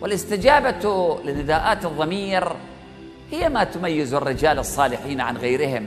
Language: Arabic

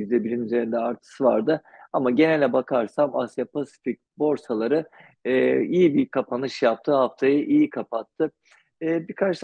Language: Turkish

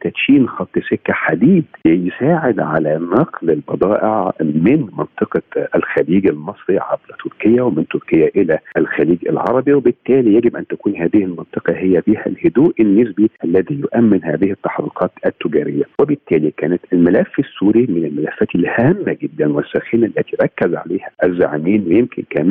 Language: Arabic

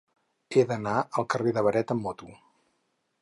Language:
Catalan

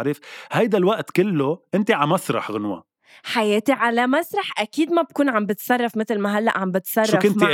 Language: Arabic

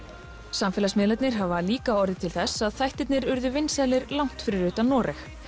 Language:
Icelandic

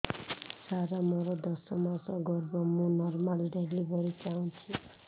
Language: Odia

